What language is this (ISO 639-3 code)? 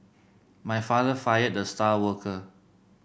eng